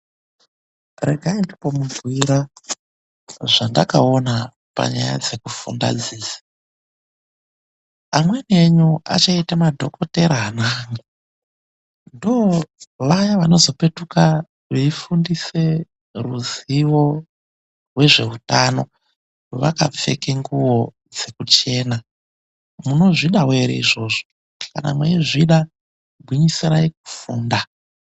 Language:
Ndau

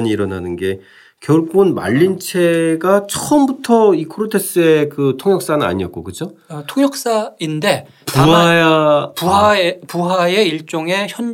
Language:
Korean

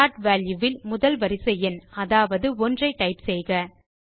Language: Tamil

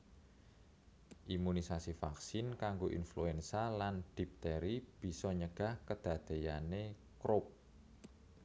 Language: Javanese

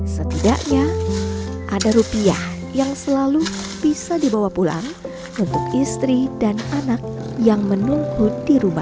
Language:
Indonesian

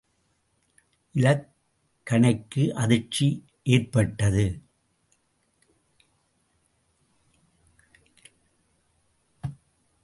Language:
Tamil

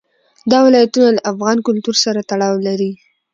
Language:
Pashto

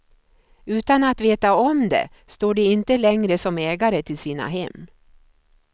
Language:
Swedish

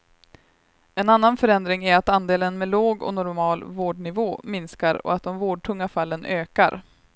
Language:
Swedish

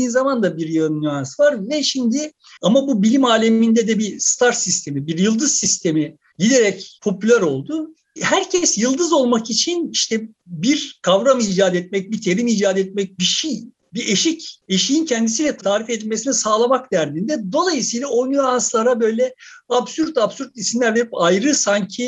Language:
Turkish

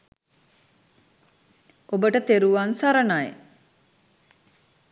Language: Sinhala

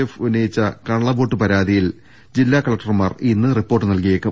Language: Malayalam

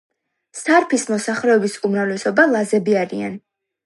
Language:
Georgian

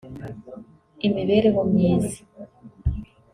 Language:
Kinyarwanda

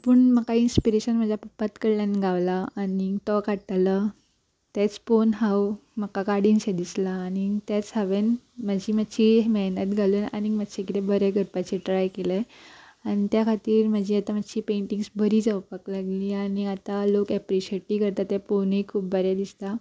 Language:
Konkani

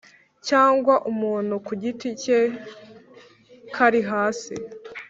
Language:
Kinyarwanda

